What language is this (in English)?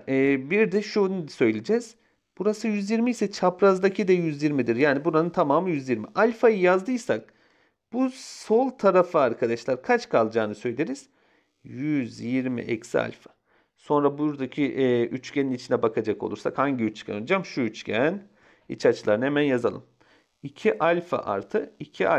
Turkish